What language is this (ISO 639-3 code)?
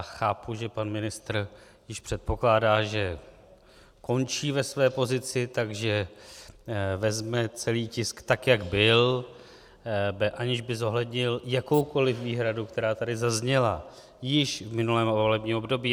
ces